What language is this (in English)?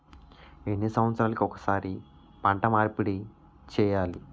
Telugu